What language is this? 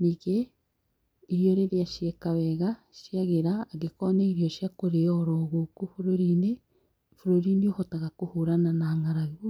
Kikuyu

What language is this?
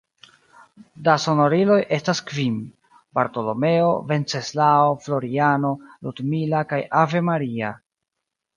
Esperanto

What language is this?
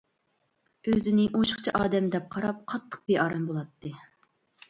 Uyghur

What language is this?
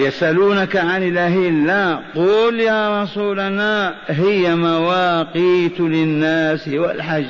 Arabic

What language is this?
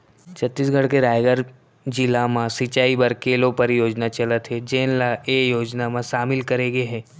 Chhattisgarhi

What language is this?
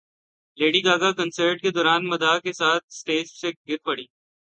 Urdu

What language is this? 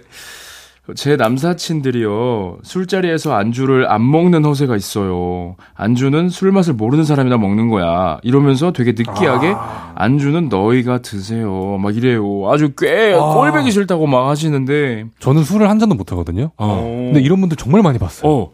Korean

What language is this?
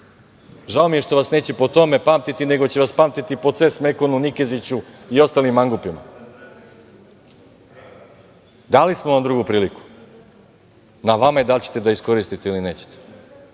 Serbian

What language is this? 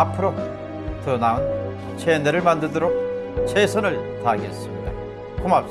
Korean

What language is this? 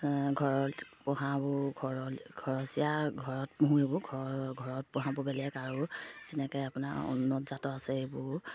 Assamese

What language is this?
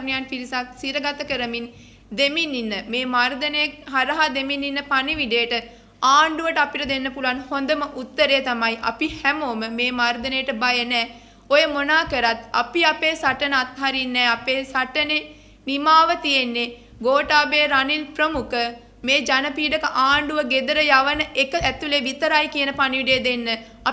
Italian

